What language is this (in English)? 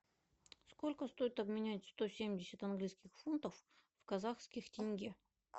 Russian